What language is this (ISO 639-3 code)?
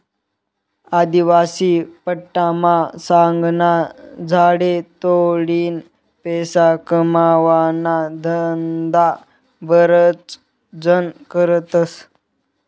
mar